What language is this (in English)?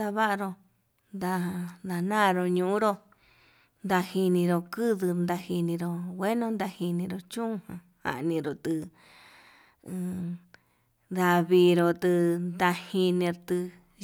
Yutanduchi Mixtec